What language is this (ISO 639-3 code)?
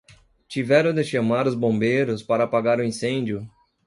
por